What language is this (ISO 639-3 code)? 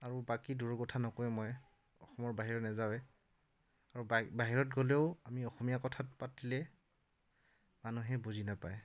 asm